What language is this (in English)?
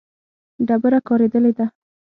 Pashto